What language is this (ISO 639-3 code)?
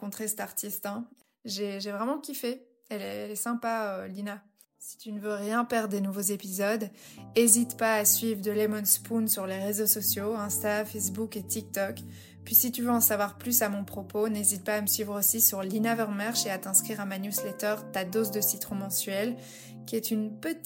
fra